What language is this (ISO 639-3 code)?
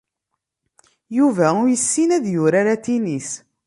kab